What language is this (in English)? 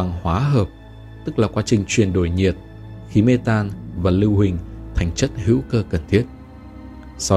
Vietnamese